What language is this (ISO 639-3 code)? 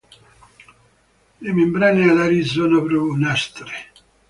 ita